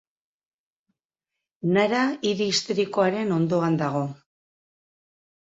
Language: Basque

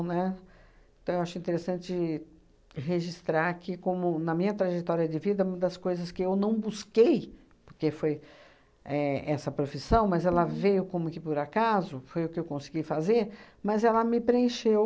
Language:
Portuguese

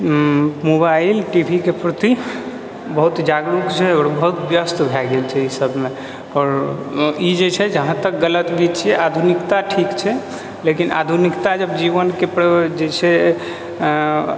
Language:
Maithili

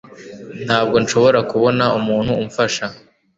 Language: Kinyarwanda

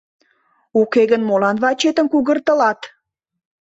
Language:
Mari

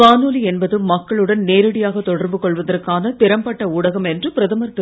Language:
Tamil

